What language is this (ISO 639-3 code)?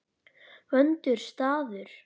isl